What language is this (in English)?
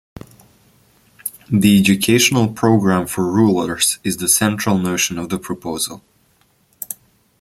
English